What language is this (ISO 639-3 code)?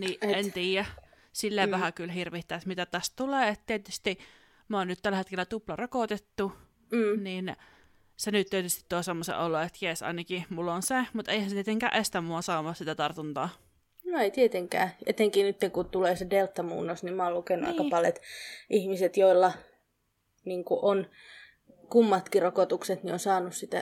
fin